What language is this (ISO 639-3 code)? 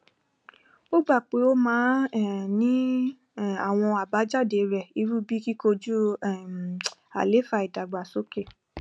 yor